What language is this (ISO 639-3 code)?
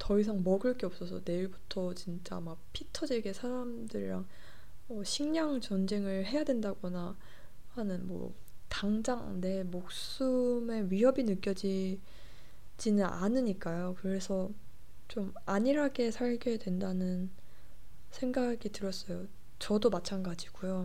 kor